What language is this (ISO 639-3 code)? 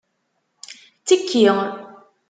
kab